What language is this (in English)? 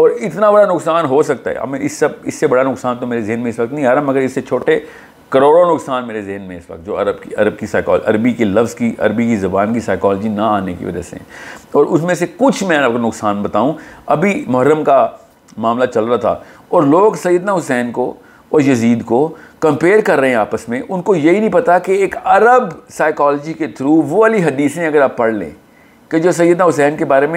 Urdu